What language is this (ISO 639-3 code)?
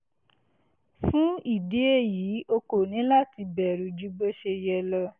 yor